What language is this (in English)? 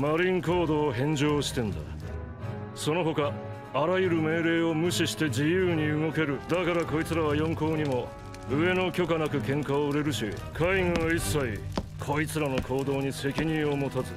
Japanese